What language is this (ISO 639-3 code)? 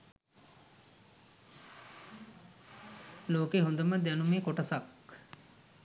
sin